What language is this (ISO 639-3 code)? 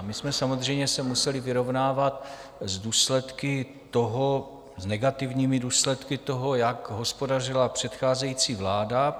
ces